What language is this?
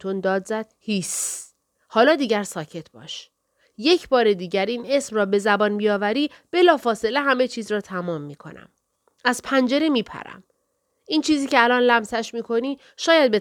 Persian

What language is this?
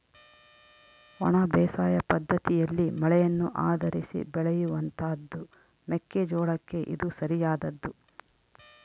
Kannada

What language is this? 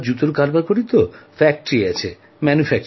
Bangla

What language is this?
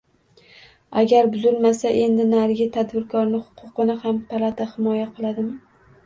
Uzbek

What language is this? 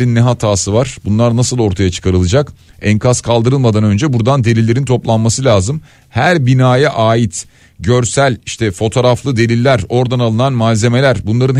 Turkish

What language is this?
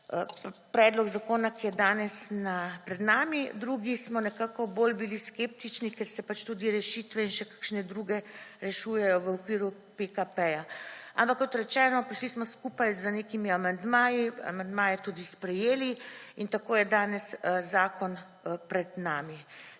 Slovenian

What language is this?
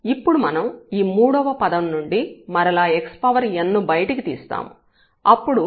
Telugu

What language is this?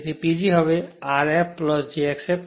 Gujarati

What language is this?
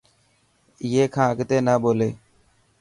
Dhatki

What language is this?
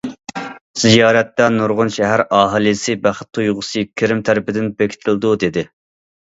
Uyghur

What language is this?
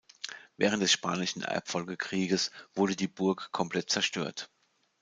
German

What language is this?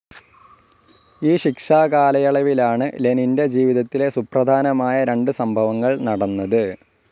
Malayalam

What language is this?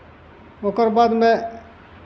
Maithili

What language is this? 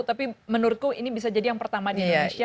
Indonesian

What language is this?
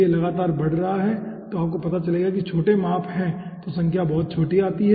Hindi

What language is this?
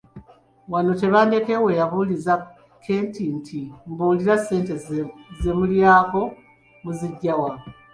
Ganda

